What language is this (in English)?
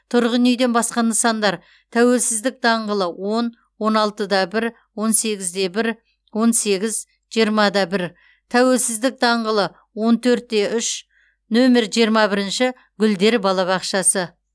Kazakh